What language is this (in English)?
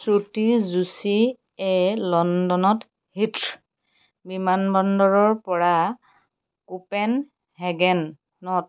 Assamese